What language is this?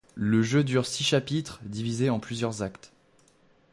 French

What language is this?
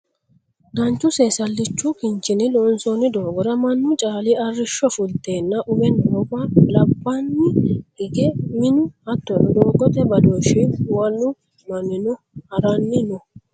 Sidamo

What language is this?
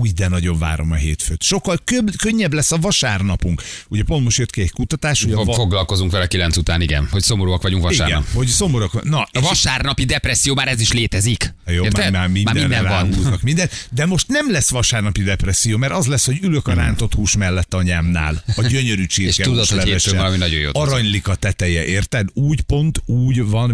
Hungarian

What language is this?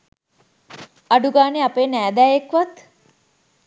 Sinhala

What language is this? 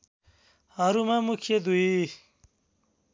Nepali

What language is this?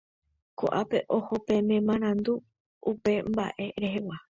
Guarani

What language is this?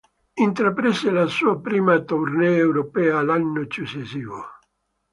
Italian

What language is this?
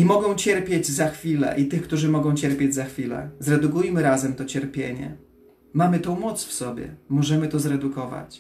Polish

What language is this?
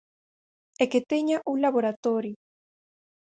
Galician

